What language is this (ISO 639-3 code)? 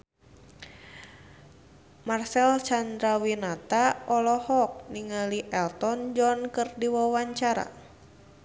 sun